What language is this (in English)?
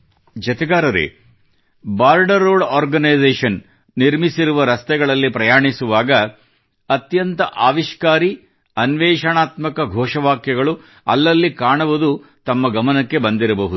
Kannada